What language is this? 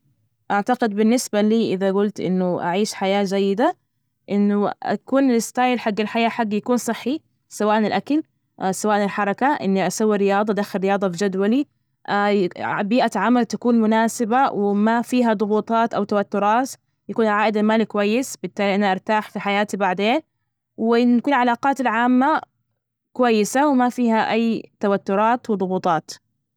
Najdi Arabic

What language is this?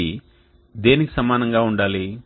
Telugu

